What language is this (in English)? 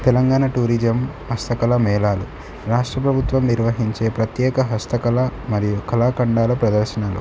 Telugu